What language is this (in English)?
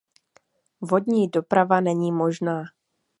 Czech